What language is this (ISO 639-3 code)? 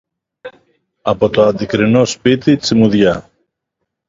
ell